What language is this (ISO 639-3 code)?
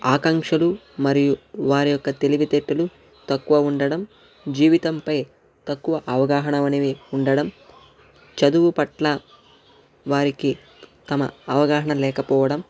tel